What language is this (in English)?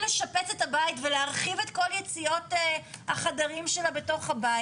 Hebrew